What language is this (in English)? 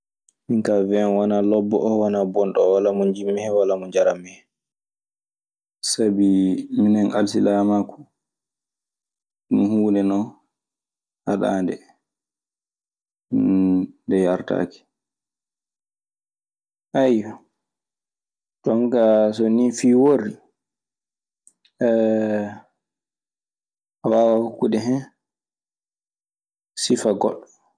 Maasina Fulfulde